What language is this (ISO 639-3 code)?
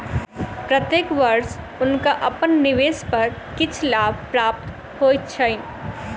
mai